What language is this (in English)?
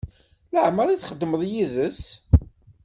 Kabyle